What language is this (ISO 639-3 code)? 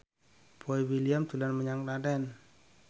jav